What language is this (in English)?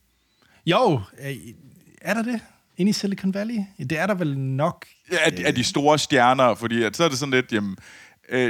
Danish